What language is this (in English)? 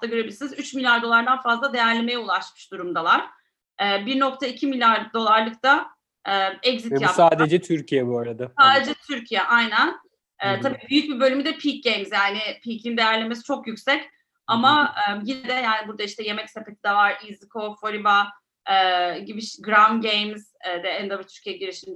Turkish